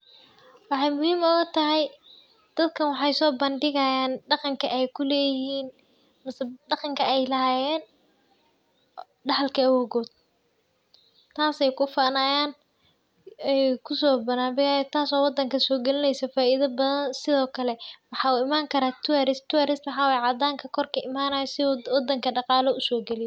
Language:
Somali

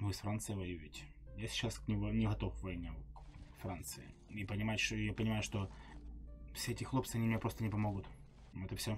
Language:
Russian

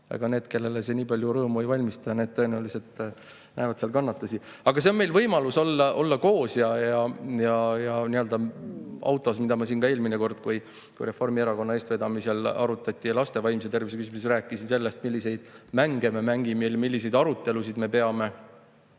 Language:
Estonian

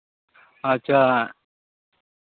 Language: Santali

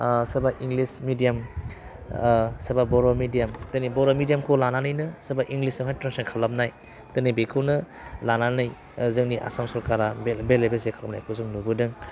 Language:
Bodo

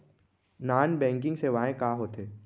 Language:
Chhattisgarhi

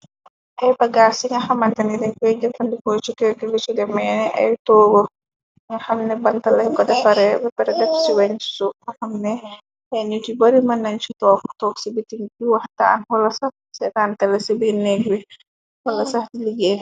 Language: Wolof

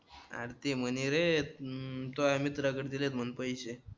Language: Marathi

